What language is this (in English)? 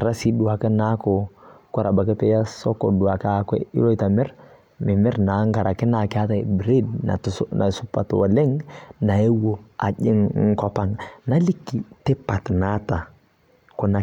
Masai